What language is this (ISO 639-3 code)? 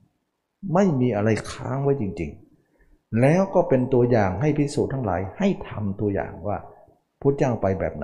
tha